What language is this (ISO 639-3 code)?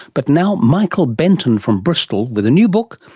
eng